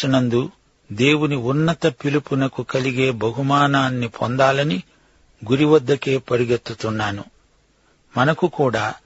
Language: Telugu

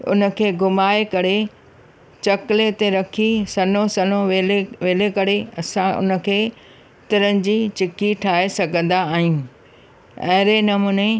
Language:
Sindhi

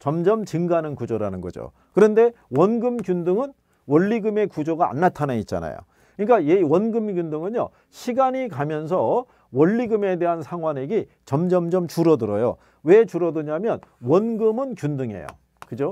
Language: Korean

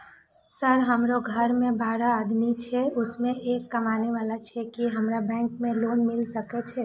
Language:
Maithili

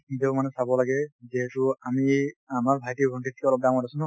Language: Assamese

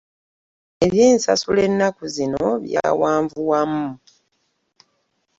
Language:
Ganda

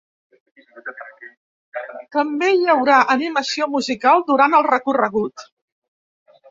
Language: Catalan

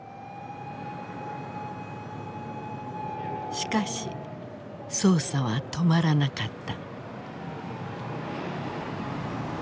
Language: Japanese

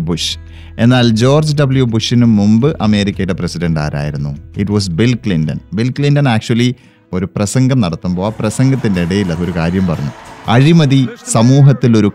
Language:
Malayalam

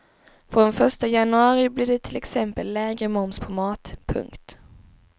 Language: Swedish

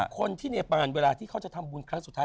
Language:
Thai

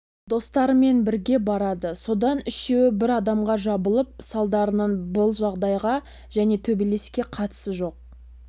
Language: Kazakh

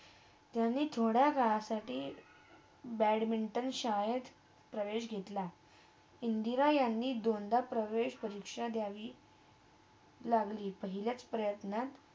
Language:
Marathi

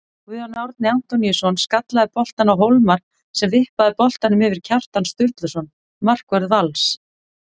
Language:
Icelandic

